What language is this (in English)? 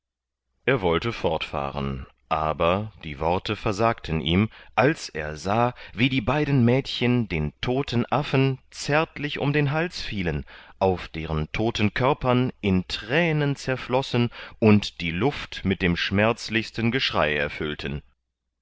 German